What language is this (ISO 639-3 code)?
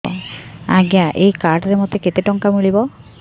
ori